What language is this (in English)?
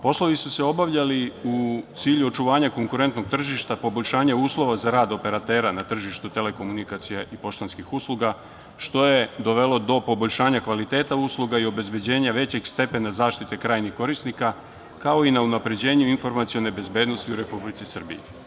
Serbian